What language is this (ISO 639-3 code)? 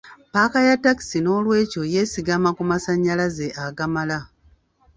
lug